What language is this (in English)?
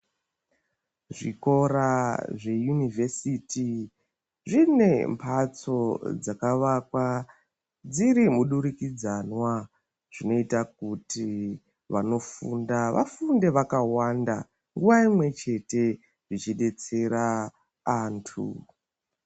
Ndau